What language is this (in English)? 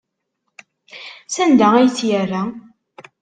Kabyle